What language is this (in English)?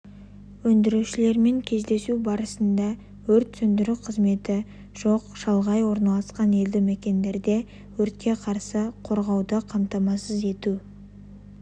Kazakh